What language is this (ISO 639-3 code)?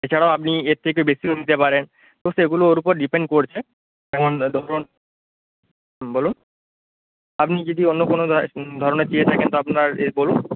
ben